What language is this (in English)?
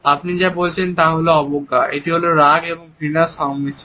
Bangla